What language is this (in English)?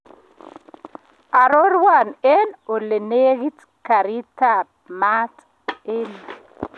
Kalenjin